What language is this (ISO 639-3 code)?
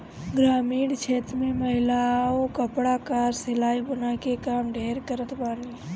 bho